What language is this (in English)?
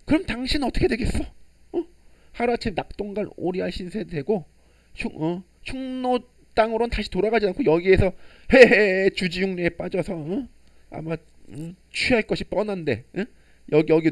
Korean